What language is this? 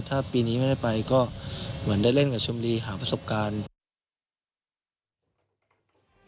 Thai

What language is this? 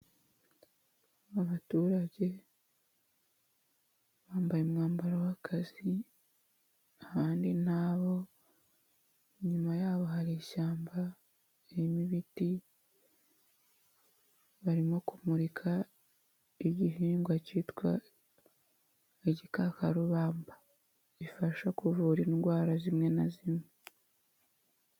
Kinyarwanda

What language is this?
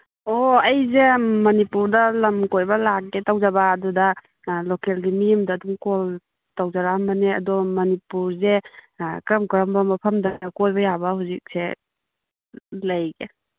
Manipuri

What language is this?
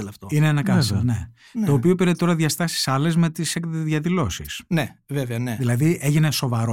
Greek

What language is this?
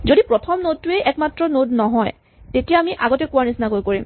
Assamese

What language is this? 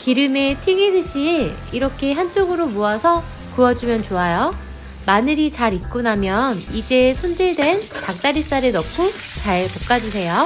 Korean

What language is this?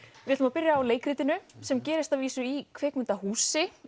Icelandic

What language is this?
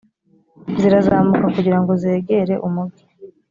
Kinyarwanda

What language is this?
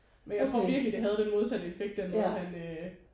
Danish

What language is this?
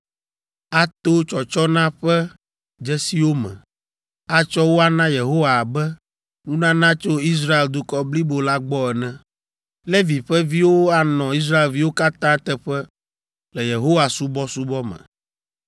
Ewe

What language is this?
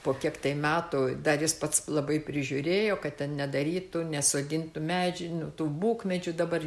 Lithuanian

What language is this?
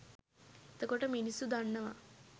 Sinhala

